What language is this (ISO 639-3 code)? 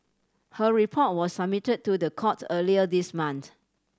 eng